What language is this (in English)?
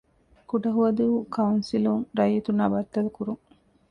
Divehi